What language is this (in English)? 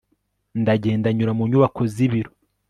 Kinyarwanda